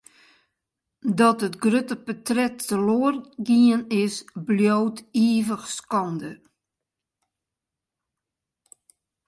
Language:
Western Frisian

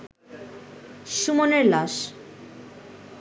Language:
Bangla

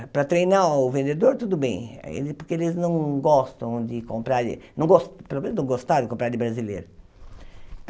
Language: Portuguese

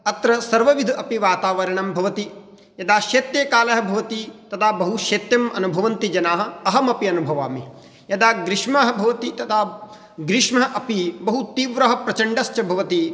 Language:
Sanskrit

